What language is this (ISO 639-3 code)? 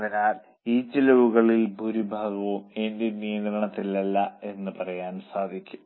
mal